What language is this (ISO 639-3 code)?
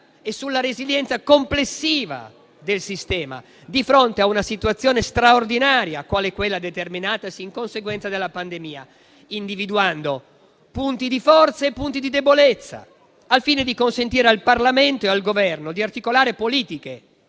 ita